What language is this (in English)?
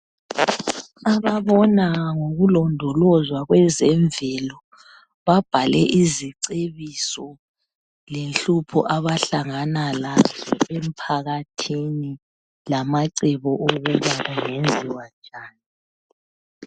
North Ndebele